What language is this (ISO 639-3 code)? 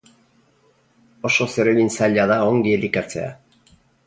eus